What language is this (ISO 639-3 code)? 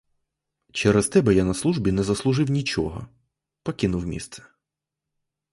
ukr